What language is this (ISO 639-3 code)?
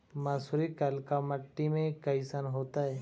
mag